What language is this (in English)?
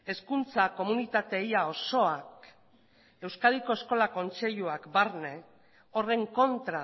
Basque